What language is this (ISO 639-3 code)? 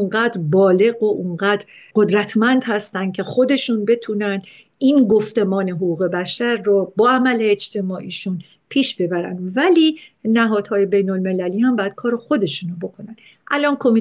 fas